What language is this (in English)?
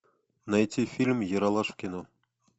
Russian